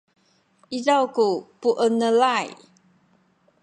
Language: Sakizaya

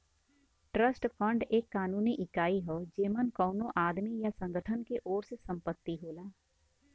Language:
Bhojpuri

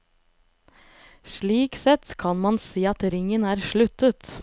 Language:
Norwegian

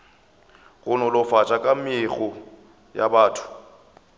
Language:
Northern Sotho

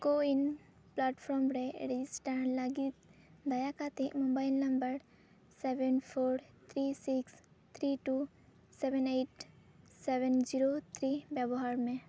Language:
Santali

